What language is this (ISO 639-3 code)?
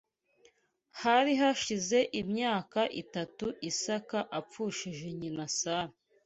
kin